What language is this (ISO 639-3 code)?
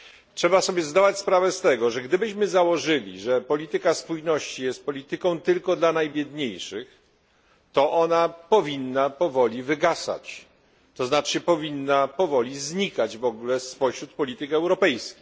pol